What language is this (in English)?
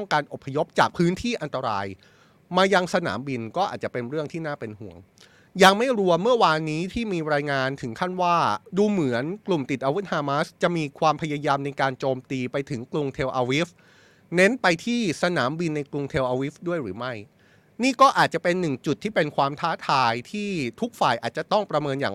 Thai